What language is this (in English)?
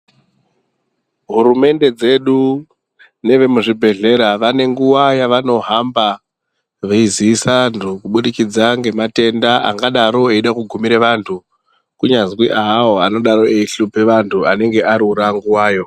Ndau